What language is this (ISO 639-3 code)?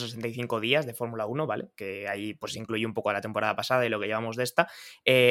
spa